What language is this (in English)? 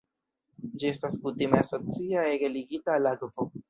Esperanto